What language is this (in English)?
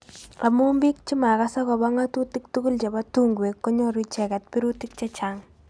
Kalenjin